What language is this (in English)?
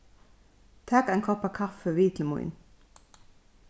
Faroese